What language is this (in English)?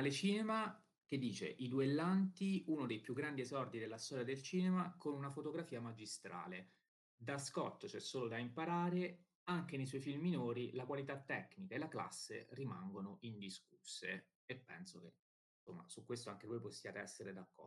Italian